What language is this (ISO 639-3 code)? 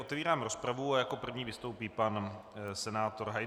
ces